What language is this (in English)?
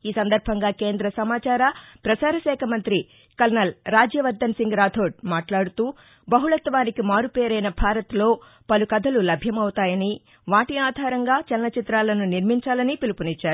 Telugu